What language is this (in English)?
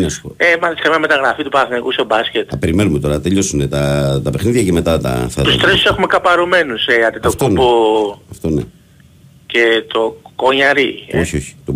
Greek